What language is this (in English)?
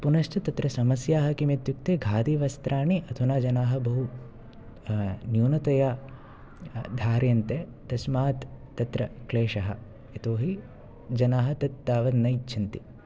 Sanskrit